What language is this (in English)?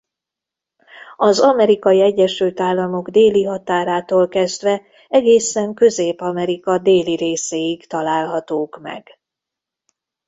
Hungarian